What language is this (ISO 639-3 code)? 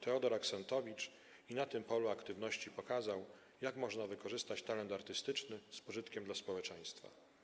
pol